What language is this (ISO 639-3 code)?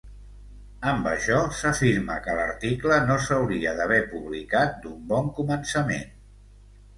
cat